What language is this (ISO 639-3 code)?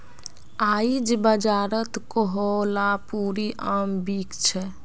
mag